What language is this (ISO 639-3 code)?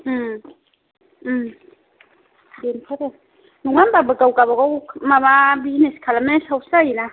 brx